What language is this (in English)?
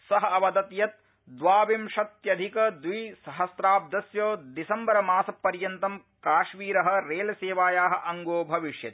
Sanskrit